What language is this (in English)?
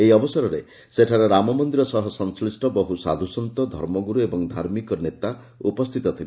Odia